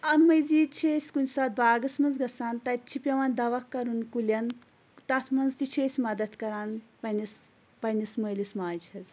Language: Kashmiri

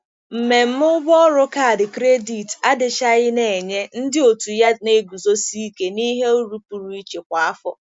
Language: Igbo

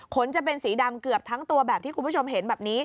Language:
Thai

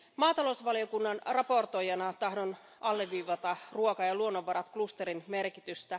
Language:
Finnish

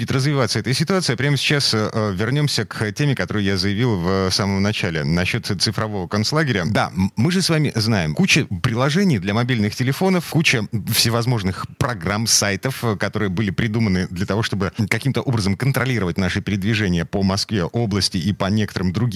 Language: Russian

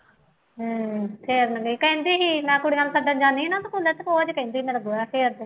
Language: Punjabi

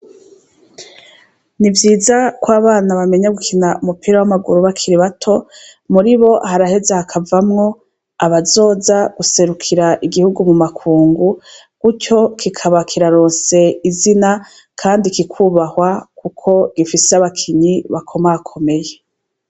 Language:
Rundi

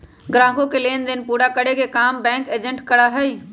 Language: Magahi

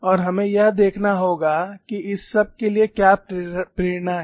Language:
Hindi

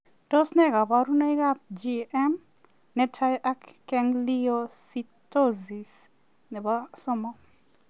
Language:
Kalenjin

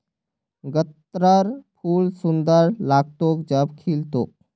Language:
Magahi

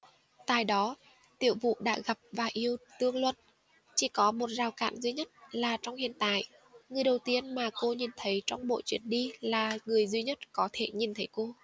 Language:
Vietnamese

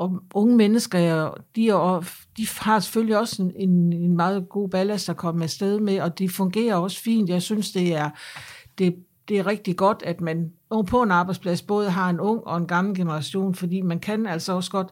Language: Danish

